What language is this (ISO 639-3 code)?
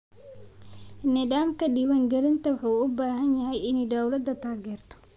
som